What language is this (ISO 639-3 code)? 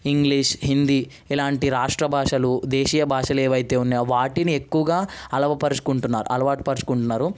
tel